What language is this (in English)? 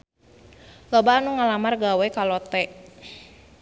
Sundanese